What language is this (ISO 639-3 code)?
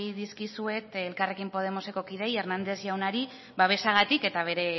eus